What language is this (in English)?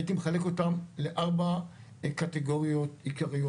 Hebrew